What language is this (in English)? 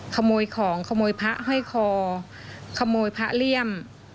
Thai